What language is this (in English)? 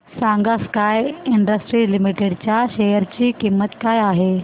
Marathi